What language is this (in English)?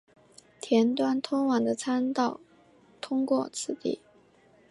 Chinese